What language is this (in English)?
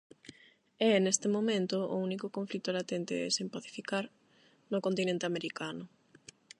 Galician